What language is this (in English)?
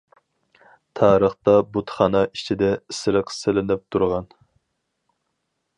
Uyghur